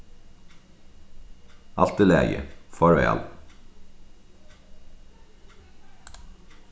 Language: Faroese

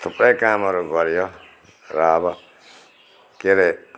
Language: Nepali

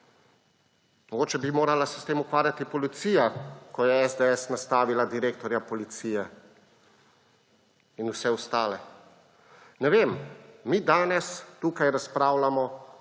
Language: Slovenian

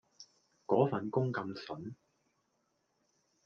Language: Cantonese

